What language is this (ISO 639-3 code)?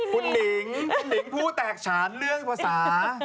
tha